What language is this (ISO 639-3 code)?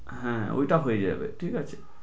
ben